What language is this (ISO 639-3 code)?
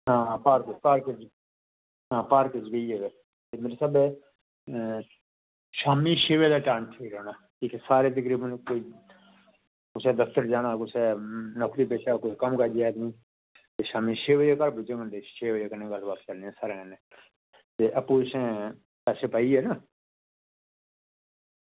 doi